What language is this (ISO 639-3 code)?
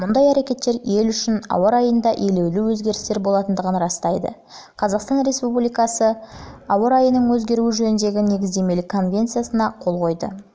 kaz